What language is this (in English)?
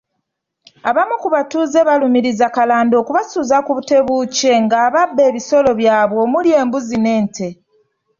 Ganda